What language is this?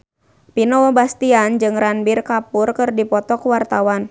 Sundanese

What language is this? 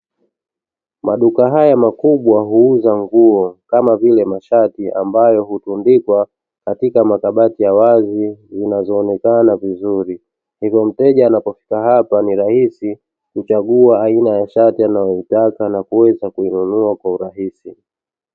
Swahili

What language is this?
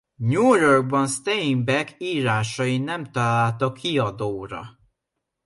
Hungarian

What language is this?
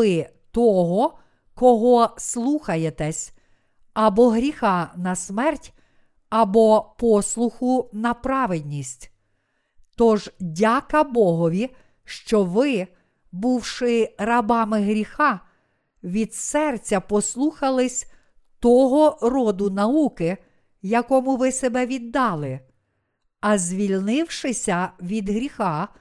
Ukrainian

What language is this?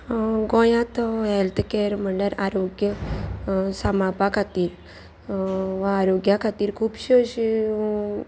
Konkani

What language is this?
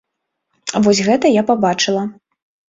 Belarusian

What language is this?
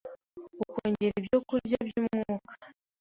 Kinyarwanda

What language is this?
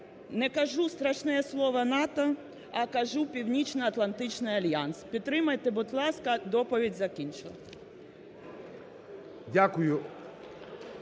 Ukrainian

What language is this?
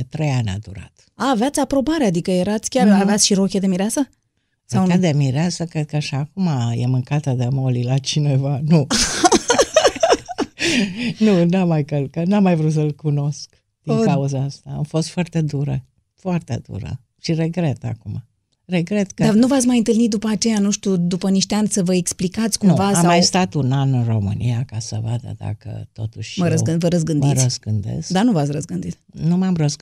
Romanian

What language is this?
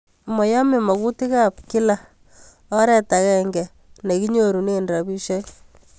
Kalenjin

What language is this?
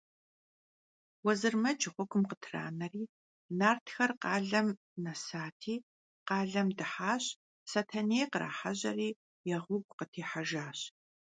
Kabardian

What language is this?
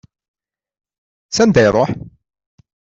Kabyle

